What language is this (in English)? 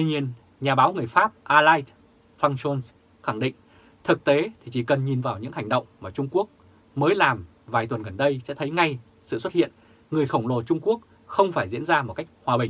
Vietnamese